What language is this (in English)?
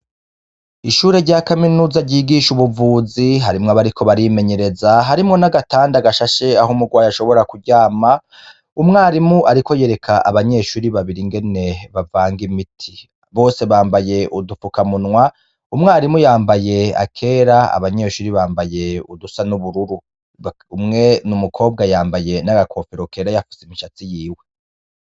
Rundi